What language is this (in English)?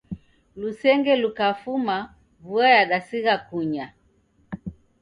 Taita